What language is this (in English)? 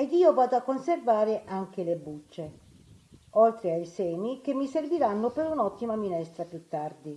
Italian